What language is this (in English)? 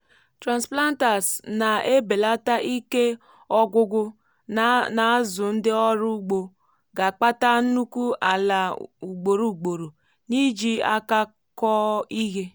Igbo